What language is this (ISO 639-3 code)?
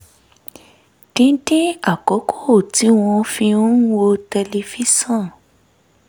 yor